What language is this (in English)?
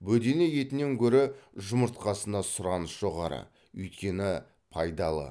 Kazakh